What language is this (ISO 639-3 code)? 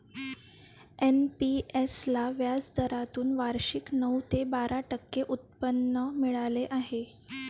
mar